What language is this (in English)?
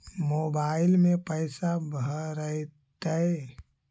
Magahi